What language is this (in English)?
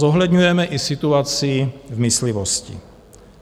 Czech